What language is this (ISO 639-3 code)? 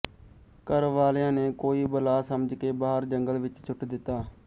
pan